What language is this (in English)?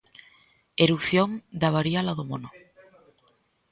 Galician